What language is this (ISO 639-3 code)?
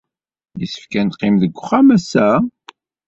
kab